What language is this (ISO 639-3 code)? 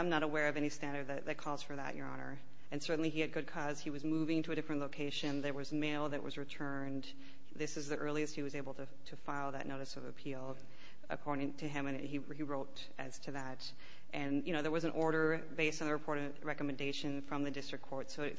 eng